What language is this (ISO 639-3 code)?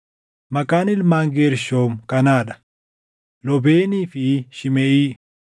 orm